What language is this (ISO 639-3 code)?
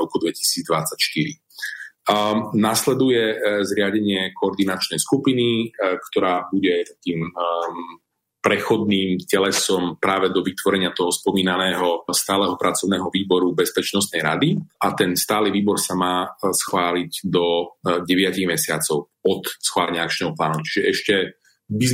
slk